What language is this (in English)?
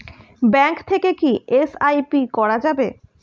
Bangla